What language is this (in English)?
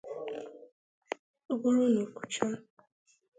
Igbo